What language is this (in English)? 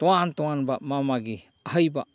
Manipuri